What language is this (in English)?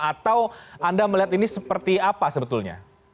Indonesian